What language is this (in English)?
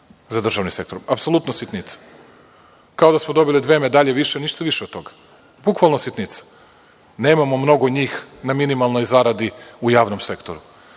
Serbian